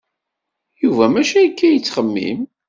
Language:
Kabyle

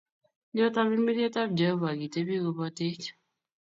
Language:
Kalenjin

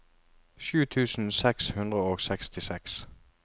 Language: Norwegian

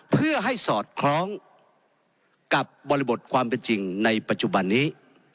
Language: Thai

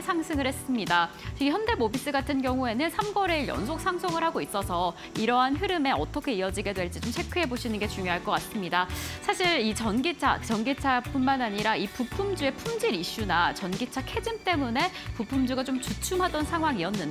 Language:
Korean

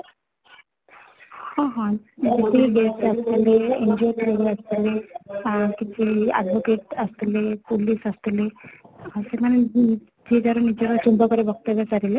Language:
Odia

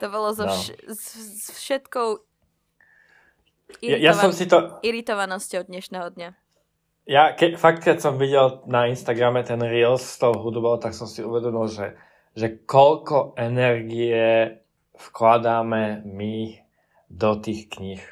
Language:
Slovak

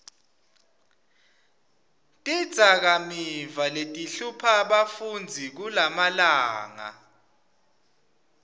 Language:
Swati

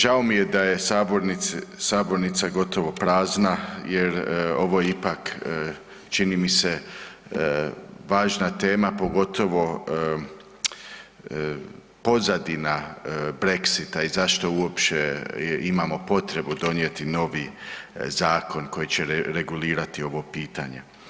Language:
Croatian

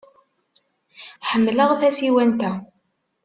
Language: Kabyle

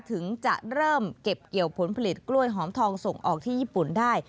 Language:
Thai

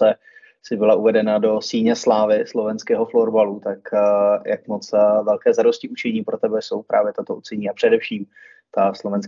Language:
Czech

